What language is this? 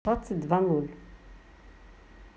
Russian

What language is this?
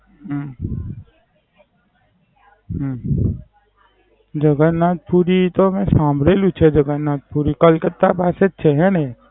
Gujarati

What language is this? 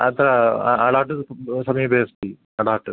Sanskrit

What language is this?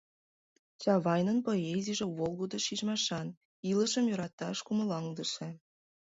Mari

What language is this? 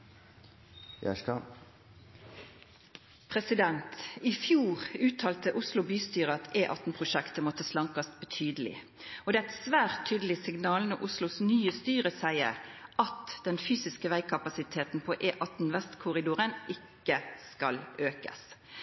Norwegian Nynorsk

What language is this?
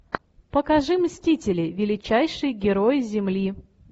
Russian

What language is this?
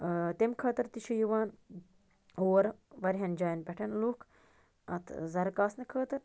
Kashmiri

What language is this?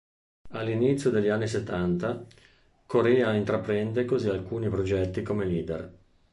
Italian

